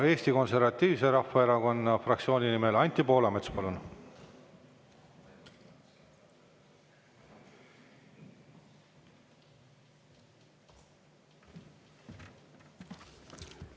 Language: Estonian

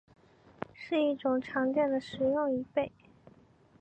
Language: Chinese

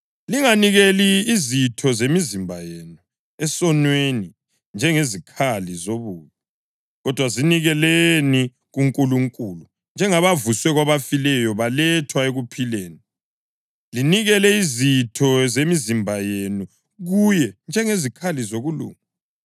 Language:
North Ndebele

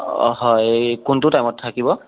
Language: Assamese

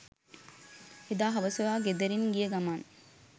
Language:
Sinhala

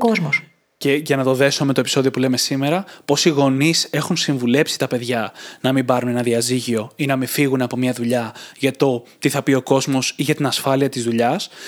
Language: Greek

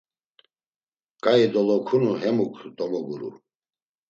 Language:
Laz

